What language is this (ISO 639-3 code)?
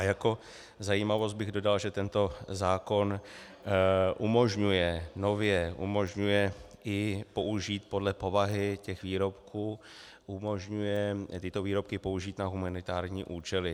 ces